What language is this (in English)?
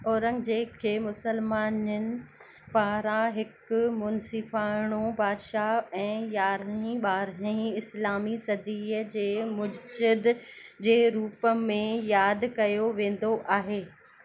Sindhi